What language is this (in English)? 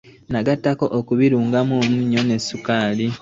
Ganda